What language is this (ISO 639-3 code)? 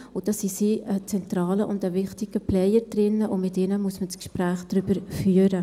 gsw